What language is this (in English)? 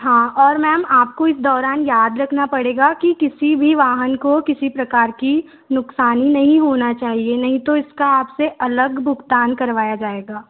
Hindi